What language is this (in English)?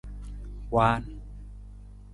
Nawdm